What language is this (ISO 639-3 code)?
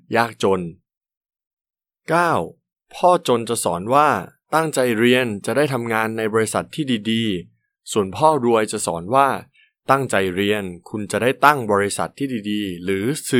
tha